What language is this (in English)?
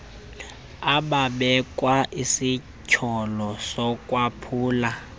Xhosa